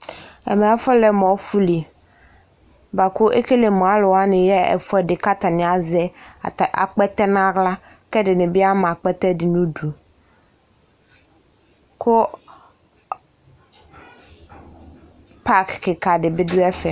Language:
Ikposo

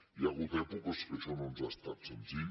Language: Catalan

